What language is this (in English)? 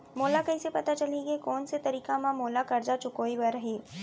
Chhattisgarhi